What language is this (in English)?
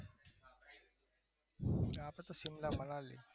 Gujarati